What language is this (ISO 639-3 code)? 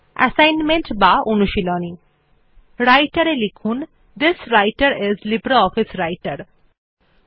ben